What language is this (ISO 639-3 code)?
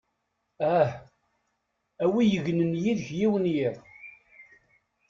kab